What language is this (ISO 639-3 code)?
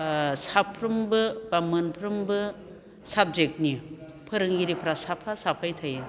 brx